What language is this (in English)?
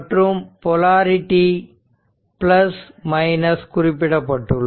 Tamil